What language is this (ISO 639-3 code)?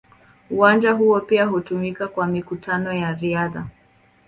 swa